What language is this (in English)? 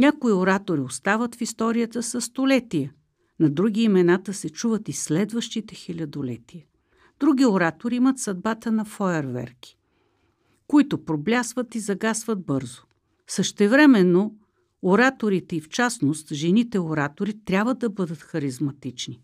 Bulgarian